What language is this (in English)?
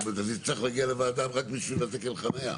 Hebrew